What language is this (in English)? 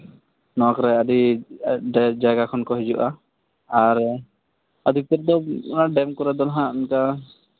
Santali